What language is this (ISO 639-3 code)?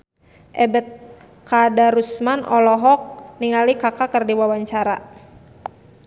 sun